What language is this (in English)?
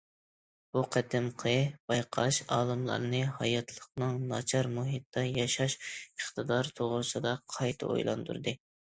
Uyghur